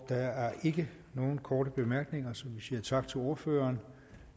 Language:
Danish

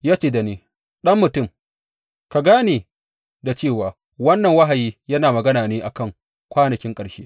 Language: Hausa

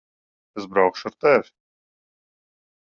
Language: Latvian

